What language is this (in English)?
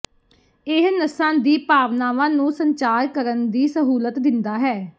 Punjabi